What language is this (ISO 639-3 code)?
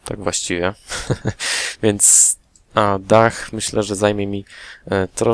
pol